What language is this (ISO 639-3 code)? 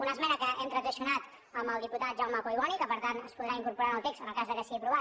cat